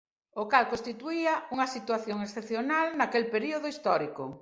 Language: Galician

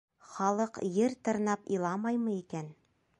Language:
Bashkir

